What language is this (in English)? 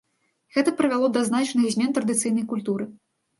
Belarusian